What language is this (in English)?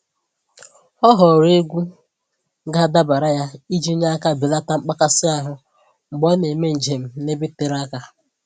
Igbo